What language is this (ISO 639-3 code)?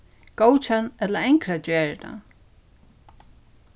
fao